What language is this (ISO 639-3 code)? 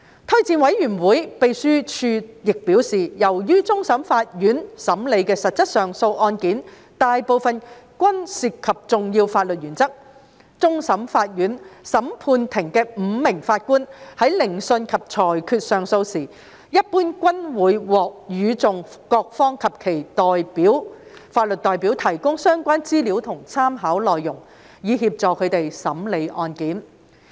yue